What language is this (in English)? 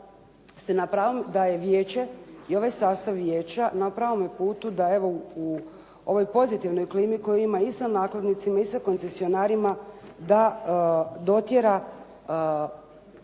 Croatian